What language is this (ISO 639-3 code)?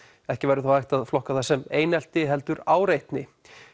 isl